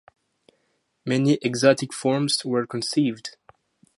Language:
English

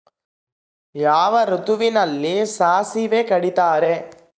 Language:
Kannada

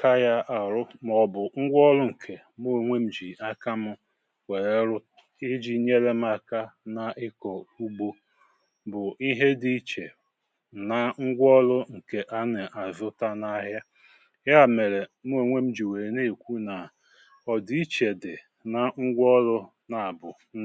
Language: Igbo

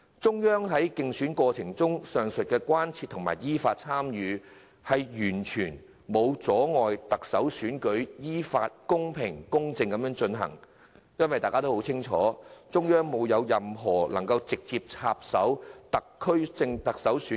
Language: Cantonese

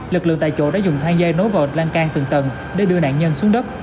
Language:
Vietnamese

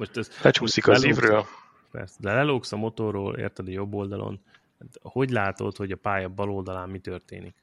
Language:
Hungarian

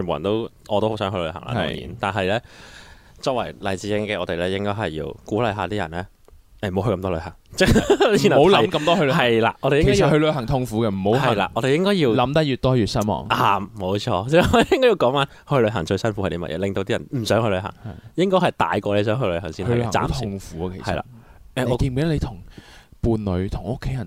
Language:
Chinese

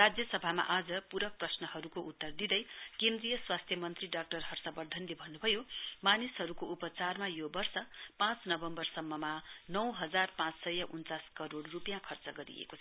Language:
Nepali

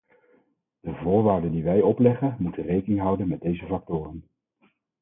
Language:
Dutch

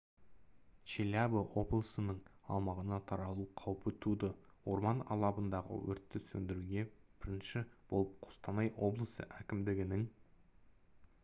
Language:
Kazakh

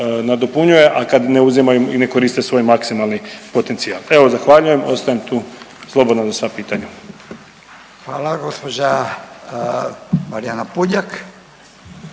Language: Croatian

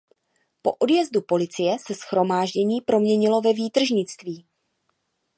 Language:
Czech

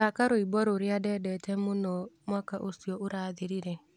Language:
Kikuyu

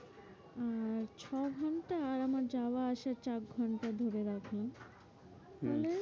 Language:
Bangla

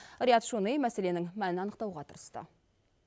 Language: Kazakh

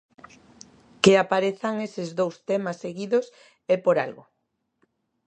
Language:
Galician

